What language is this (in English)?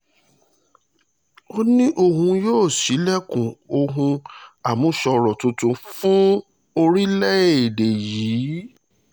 Yoruba